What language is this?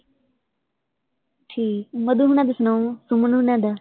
Punjabi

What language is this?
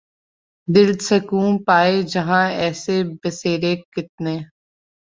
Urdu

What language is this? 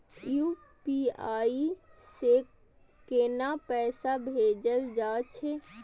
Maithili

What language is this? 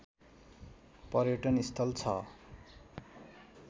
Nepali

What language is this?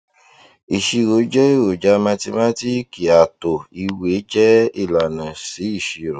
Yoruba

